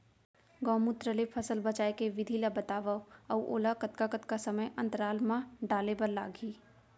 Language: Chhattisgarhi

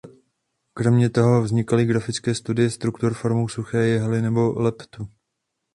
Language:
Czech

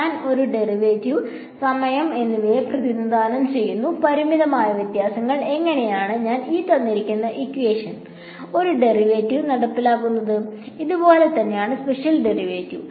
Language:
Malayalam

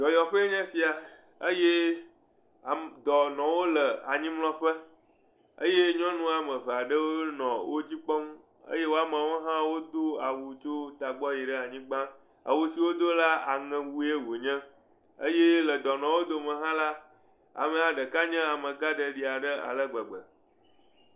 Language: Ewe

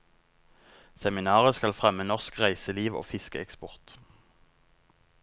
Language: Norwegian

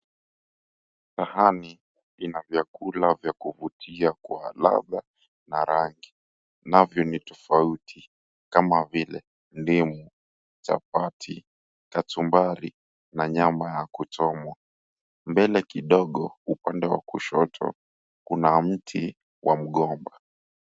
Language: Swahili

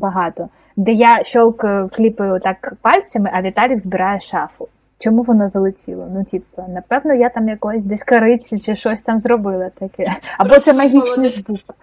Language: Ukrainian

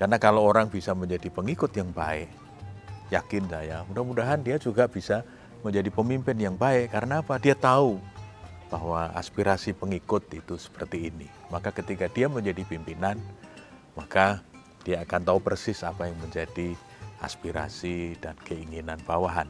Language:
Indonesian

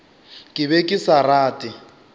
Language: Northern Sotho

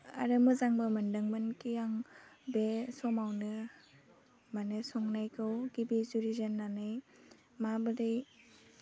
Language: Bodo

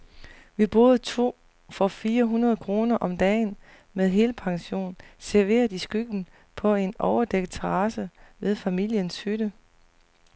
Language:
Danish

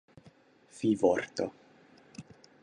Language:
Esperanto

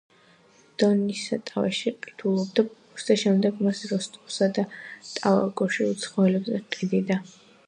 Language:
Georgian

